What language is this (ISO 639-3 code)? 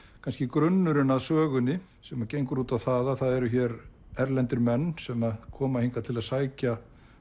isl